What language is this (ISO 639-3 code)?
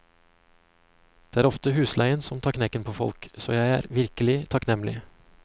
nor